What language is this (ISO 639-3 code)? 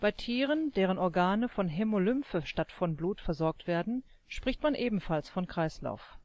deu